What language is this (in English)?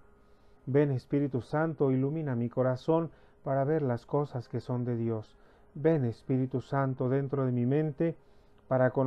Spanish